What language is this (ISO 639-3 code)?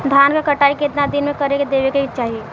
bho